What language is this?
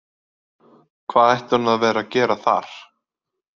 Icelandic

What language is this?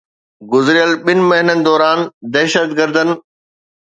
Sindhi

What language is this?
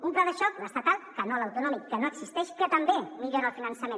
Catalan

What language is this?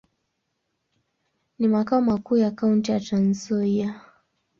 Swahili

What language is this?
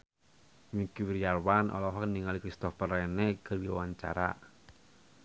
Sundanese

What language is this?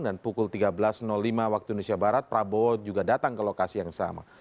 Indonesian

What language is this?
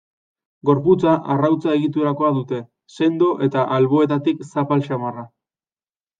Basque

